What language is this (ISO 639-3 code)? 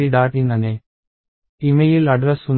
tel